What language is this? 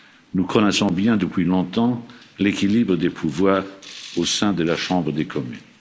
French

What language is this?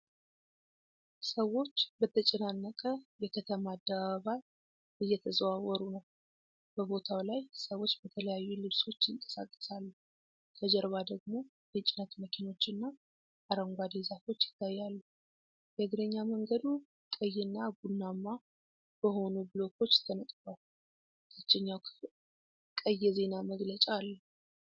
Amharic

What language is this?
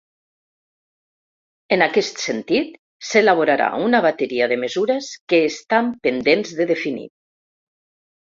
Catalan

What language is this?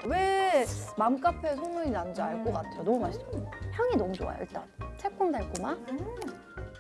Korean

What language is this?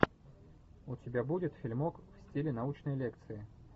Russian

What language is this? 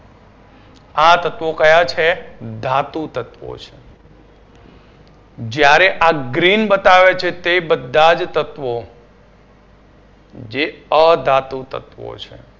Gujarati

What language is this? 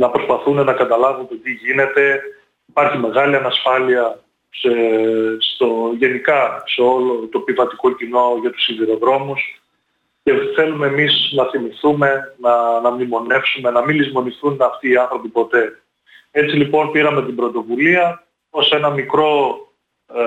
Greek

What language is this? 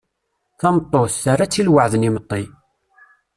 Kabyle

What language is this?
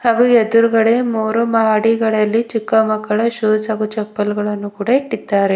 Kannada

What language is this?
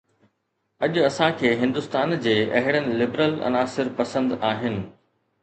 Sindhi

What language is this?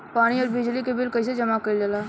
Bhojpuri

